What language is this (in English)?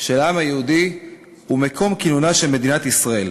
Hebrew